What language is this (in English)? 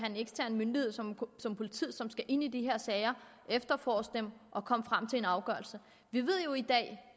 Danish